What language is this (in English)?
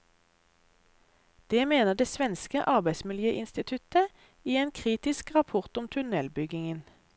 Norwegian